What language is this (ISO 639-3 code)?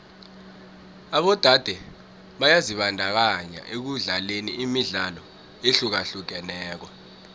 nbl